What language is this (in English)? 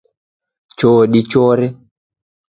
Taita